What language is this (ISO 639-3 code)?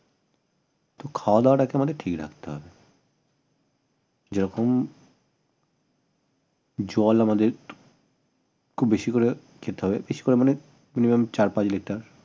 ben